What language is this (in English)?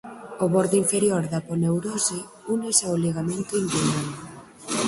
Galician